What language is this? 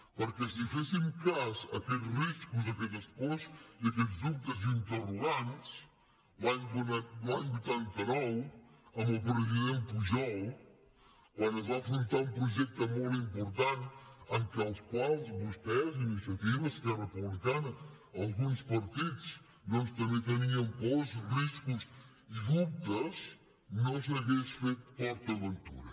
Catalan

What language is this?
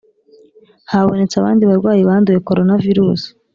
Kinyarwanda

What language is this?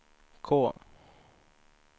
Swedish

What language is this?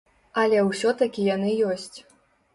Belarusian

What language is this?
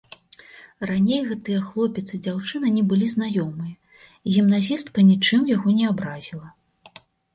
Belarusian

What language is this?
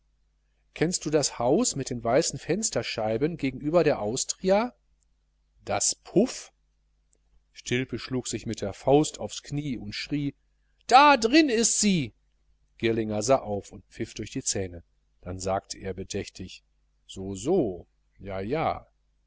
German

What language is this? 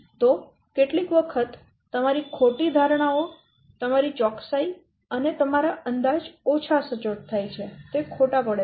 Gujarati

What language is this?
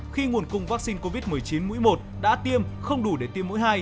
Vietnamese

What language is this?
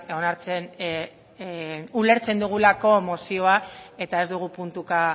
Basque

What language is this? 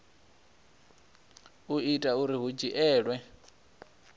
Venda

